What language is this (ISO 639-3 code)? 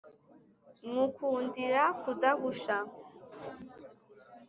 kin